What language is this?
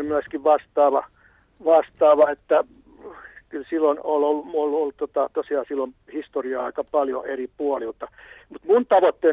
Finnish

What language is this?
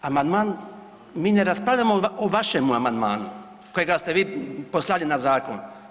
Croatian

